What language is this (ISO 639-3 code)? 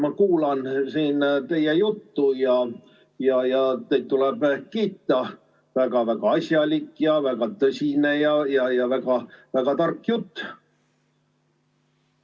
est